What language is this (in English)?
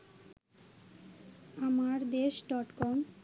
Bangla